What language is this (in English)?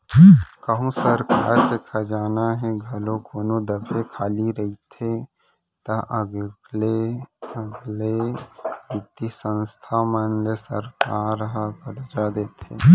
Chhattisgarhi